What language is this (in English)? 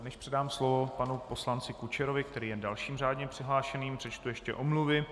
Czech